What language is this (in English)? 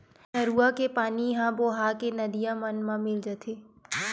Chhattisgarhi